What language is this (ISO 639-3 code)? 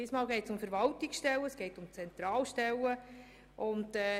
gsw